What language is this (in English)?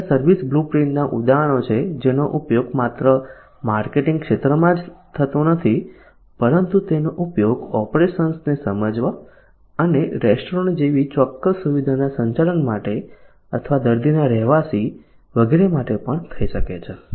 Gujarati